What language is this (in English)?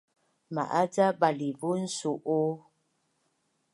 Bunun